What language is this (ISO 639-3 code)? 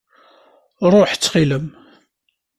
kab